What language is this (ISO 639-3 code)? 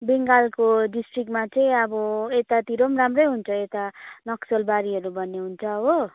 nep